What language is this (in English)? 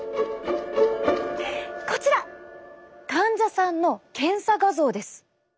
Japanese